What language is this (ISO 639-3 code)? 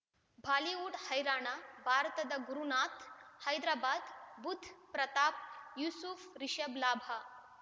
kan